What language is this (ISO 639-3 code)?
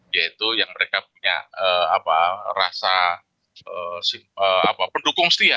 ind